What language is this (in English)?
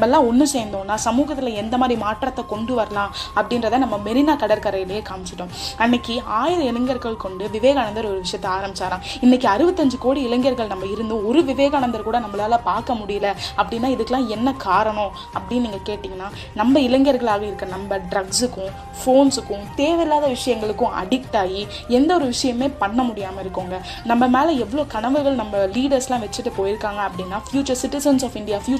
Tamil